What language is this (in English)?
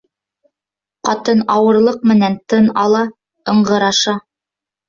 Bashkir